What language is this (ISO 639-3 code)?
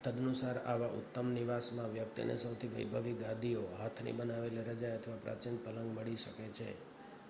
guj